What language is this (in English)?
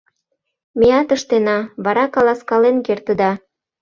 Mari